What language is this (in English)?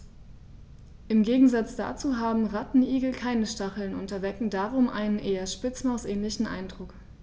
German